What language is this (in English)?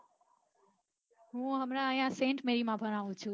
Gujarati